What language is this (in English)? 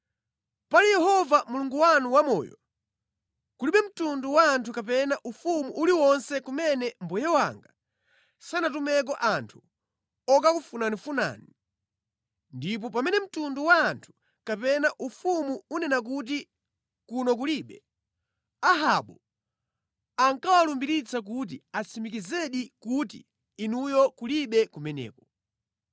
Nyanja